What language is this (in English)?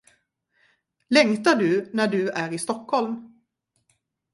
Swedish